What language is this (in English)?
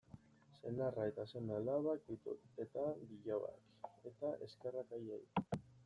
Basque